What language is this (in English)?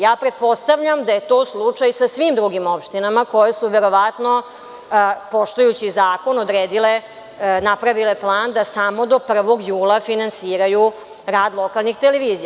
Serbian